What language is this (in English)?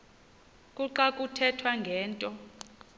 Xhosa